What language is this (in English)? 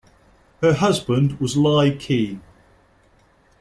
English